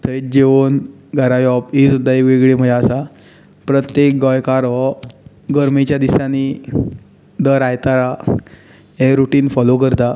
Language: Konkani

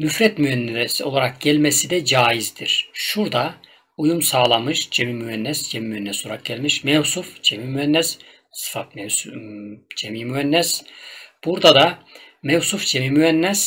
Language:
Turkish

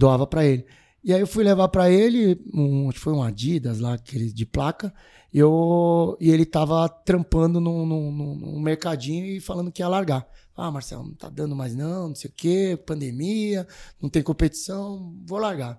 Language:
Portuguese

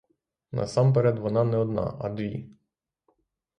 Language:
Ukrainian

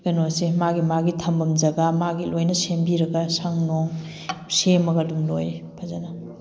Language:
Manipuri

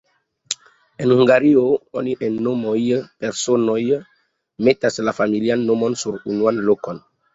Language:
Esperanto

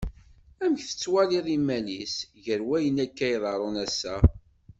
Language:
Kabyle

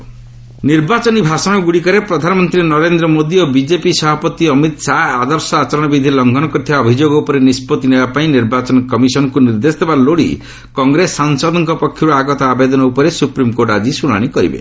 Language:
Odia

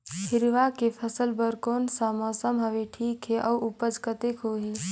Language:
Chhattisgarhi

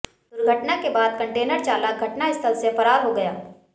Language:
Hindi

